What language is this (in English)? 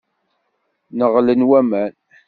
Kabyle